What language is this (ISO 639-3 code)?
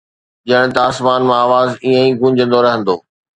snd